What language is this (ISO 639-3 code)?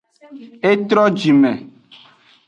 ajg